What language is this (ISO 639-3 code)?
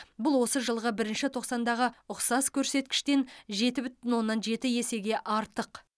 kaz